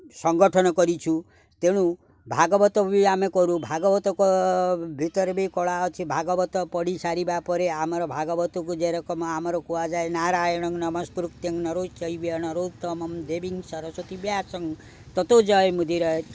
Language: Odia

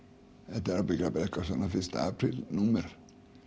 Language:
Icelandic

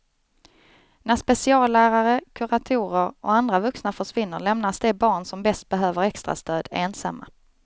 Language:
Swedish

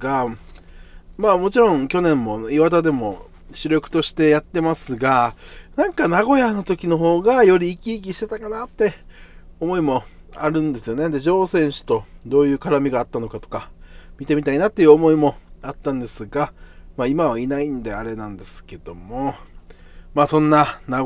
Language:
Japanese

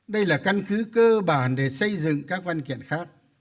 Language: Vietnamese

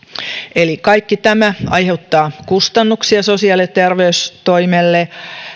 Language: Finnish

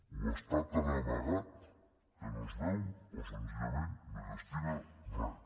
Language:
Catalan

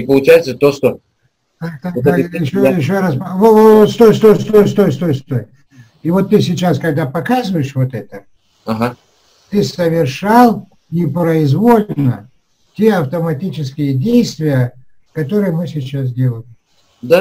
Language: Russian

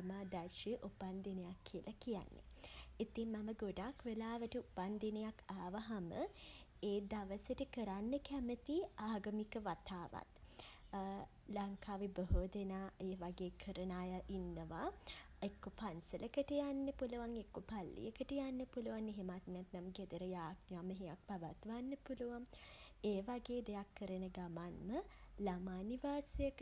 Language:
Sinhala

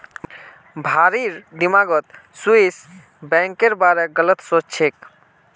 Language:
Magahi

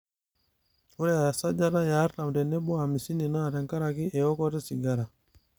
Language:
Masai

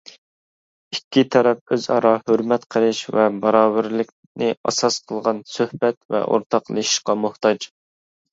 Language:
Uyghur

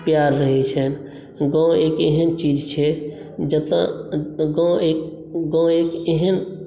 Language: Maithili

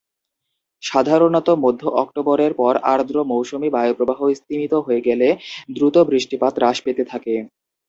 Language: Bangla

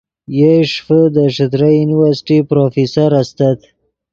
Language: Yidgha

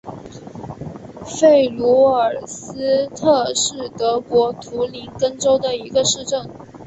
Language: Chinese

